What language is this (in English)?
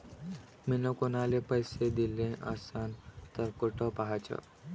Marathi